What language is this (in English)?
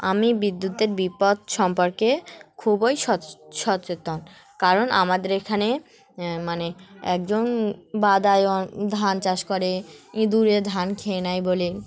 Bangla